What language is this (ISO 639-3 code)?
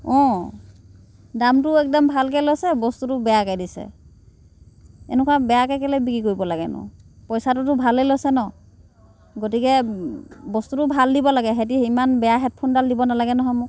asm